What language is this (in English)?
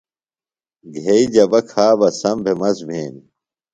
Phalura